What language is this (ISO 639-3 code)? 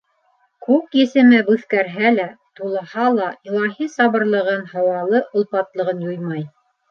bak